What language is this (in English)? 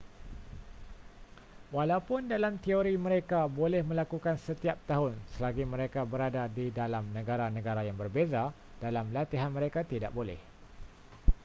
Malay